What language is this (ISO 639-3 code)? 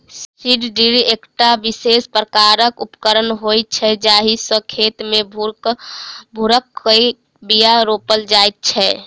mai